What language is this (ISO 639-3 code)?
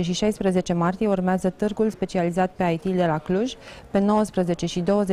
ron